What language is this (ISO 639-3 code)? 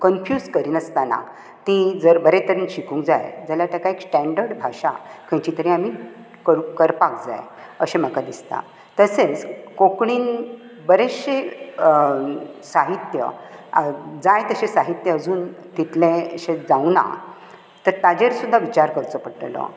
kok